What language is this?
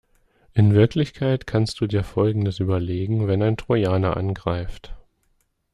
German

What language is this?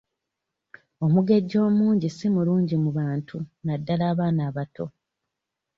Ganda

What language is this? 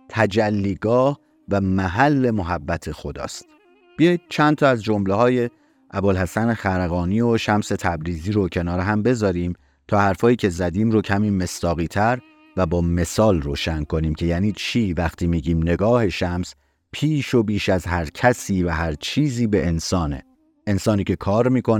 Persian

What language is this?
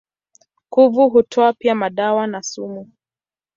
Swahili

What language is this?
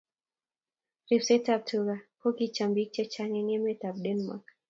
Kalenjin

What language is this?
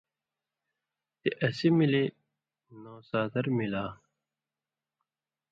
Indus Kohistani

